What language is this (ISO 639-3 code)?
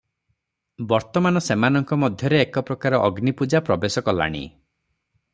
ori